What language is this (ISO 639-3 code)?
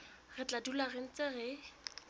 sot